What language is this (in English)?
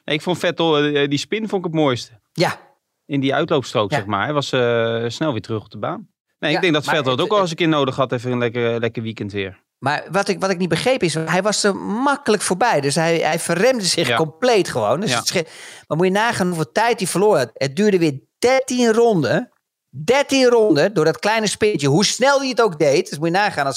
Dutch